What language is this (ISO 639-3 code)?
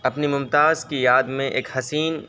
urd